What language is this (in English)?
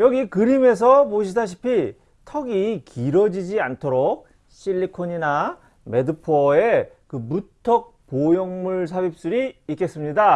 Korean